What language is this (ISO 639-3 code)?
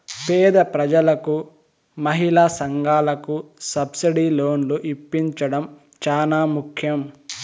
tel